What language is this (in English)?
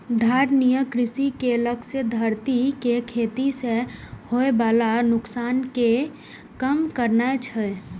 Maithili